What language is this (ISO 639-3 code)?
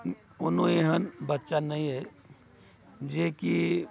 mai